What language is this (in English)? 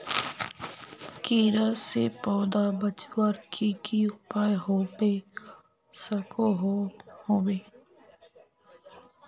Magahi